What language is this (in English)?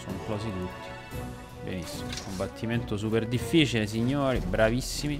Italian